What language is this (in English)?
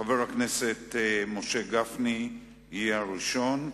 Hebrew